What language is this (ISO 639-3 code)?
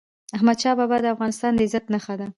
pus